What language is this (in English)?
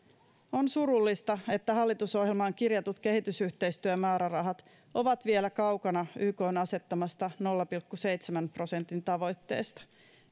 Finnish